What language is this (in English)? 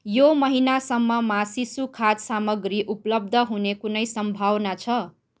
Nepali